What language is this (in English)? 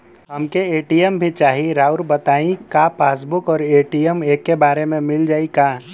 Bhojpuri